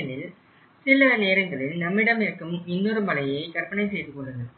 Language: Tamil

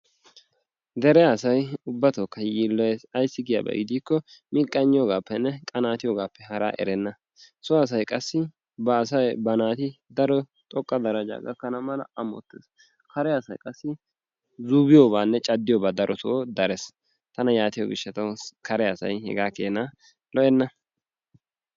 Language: Wolaytta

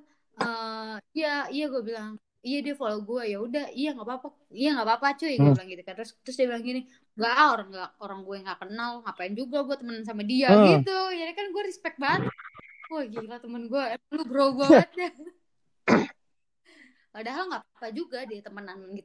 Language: Indonesian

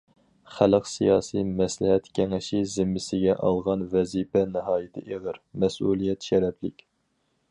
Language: Uyghur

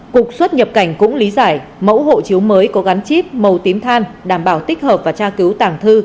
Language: Vietnamese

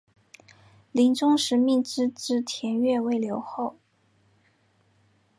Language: Chinese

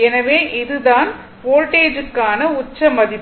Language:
Tamil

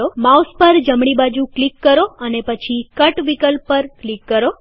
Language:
Gujarati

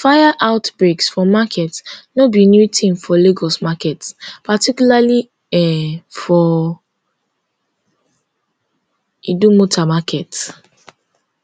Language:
Nigerian Pidgin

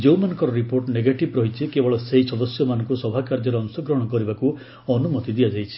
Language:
Odia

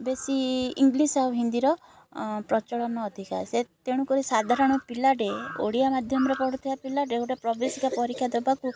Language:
Odia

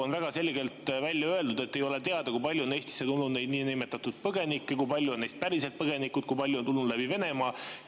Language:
Estonian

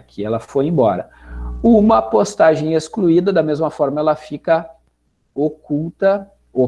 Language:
Portuguese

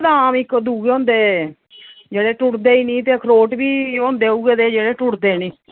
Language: Dogri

